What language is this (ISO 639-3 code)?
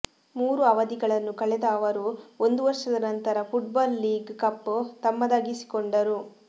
kan